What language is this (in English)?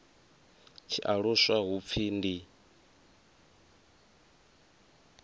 Venda